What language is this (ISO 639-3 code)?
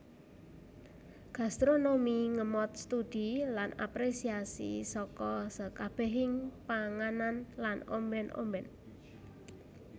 jav